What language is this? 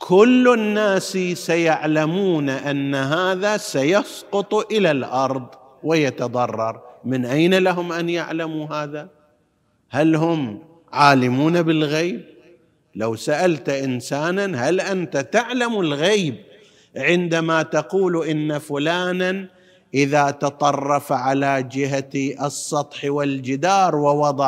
Arabic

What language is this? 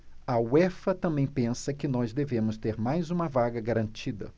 Portuguese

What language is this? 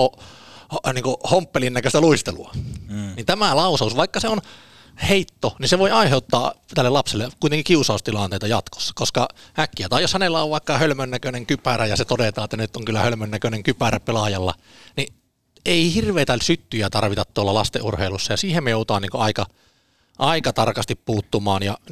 Finnish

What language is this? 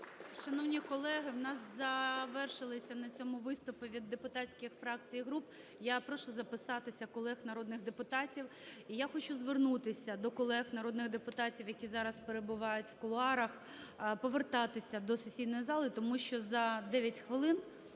Ukrainian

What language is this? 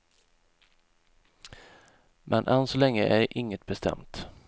Swedish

